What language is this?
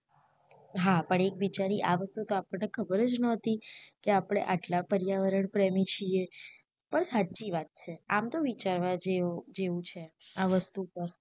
Gujarati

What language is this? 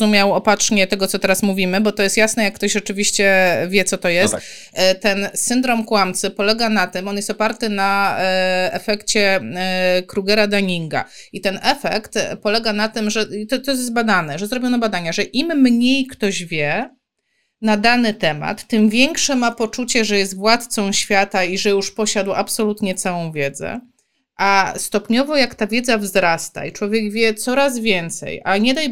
Polish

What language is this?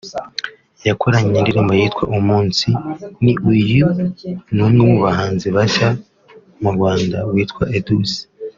Kinyarwanda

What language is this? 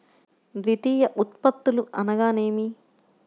Telugu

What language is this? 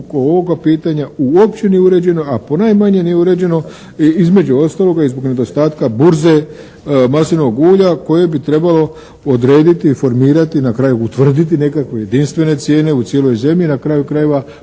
Croatian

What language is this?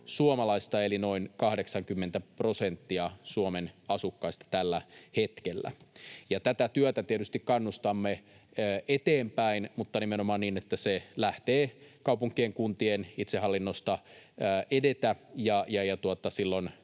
Finnish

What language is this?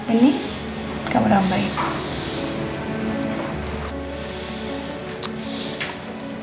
Indonesian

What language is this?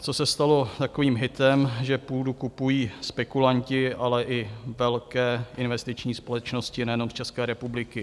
Czech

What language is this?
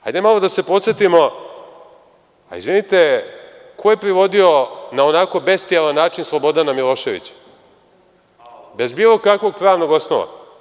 Serbian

